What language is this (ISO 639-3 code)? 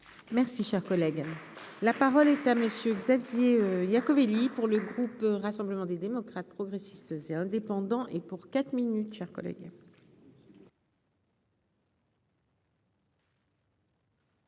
fra